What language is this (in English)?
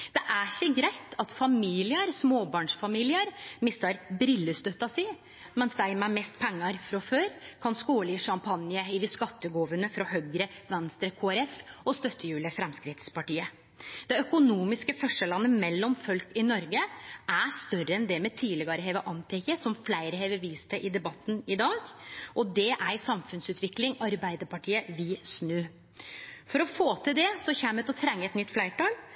Norwegian Nynorsk